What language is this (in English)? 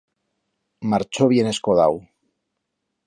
Aragonese